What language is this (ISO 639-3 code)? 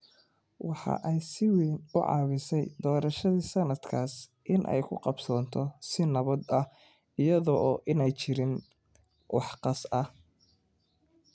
som